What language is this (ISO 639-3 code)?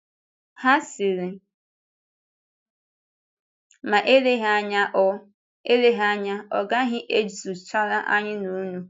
ibo